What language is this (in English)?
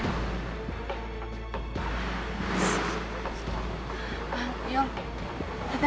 Indonesian